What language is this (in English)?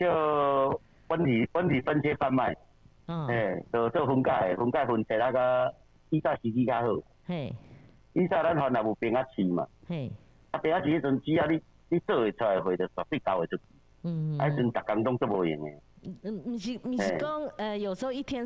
Chinese